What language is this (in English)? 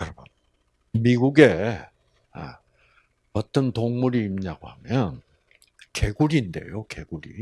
Korean